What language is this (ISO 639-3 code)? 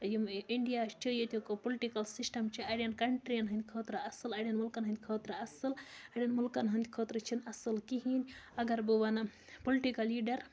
kas